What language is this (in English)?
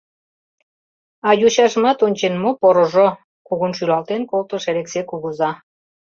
Mari